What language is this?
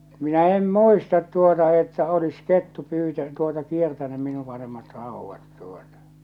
Finnish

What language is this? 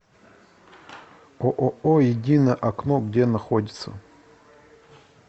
Russian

